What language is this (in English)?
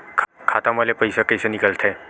Chhattisgarhi